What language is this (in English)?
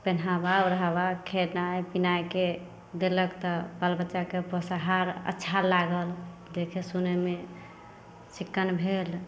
Maithili